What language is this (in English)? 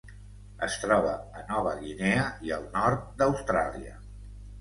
Catalan